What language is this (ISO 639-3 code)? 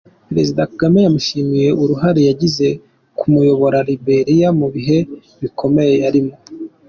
kin